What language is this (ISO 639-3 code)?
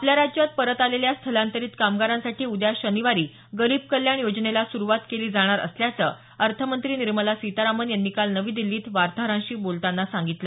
mar